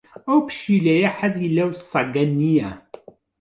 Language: Central Kurdish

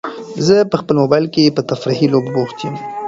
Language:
Pashto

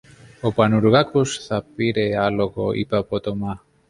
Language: Greek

